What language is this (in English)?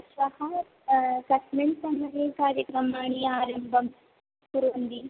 Sanskrit